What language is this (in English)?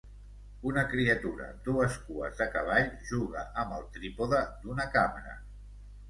Catalan